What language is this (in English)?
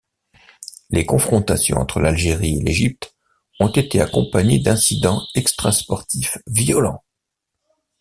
French